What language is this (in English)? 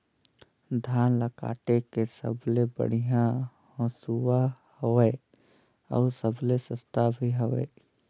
Chhattisgarhi